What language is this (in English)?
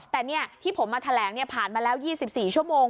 Thai